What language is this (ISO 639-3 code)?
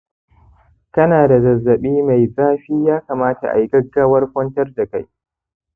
hau